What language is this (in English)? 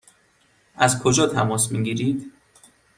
Persian